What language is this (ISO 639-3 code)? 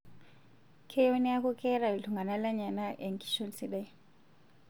mas